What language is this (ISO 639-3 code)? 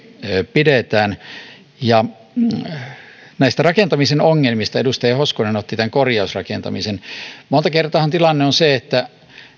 fin